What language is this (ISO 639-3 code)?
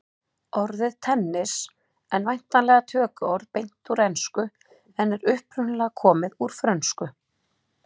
isl